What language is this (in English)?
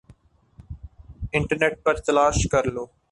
Urdu